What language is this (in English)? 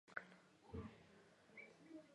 Georgian